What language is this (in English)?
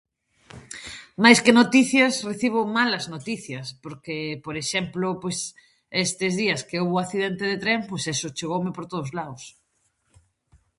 Galician